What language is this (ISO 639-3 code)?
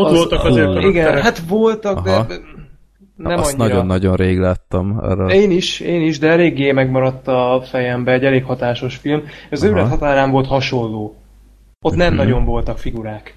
hun